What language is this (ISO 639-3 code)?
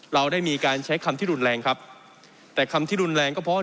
tha